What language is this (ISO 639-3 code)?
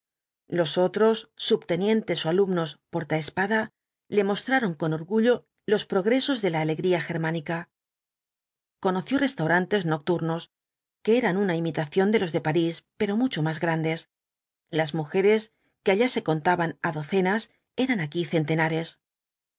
spa